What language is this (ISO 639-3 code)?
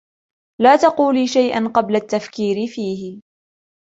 ara